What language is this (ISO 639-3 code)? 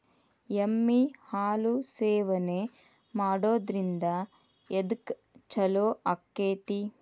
kan